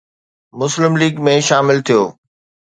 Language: Sindhi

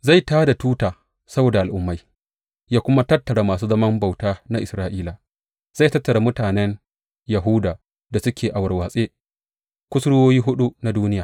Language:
Hausa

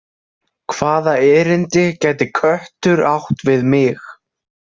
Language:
Icelandic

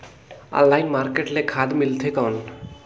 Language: Chhattisgarhi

